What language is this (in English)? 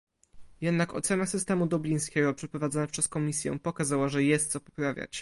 Polish